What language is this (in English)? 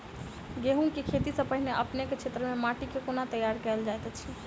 Maithili